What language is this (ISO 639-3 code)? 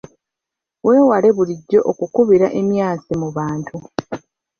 lug